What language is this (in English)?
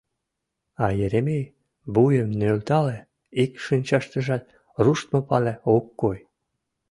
Mari